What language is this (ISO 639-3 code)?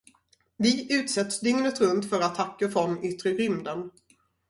swe